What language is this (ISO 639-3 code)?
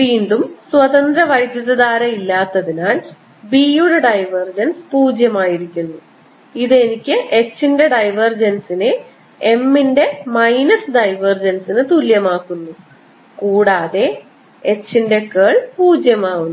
mal